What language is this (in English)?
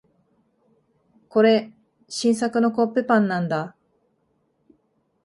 Japanese